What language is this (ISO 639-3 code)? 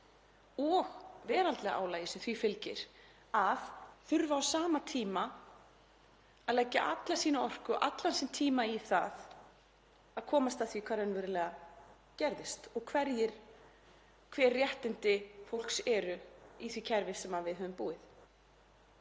isl